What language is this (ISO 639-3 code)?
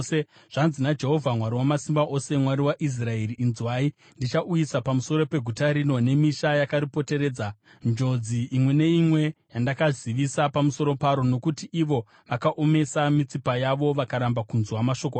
sna